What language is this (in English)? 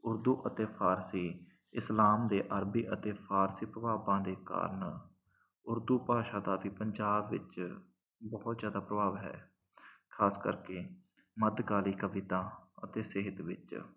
Punjabi